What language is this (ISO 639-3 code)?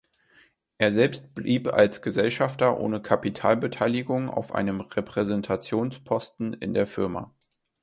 deu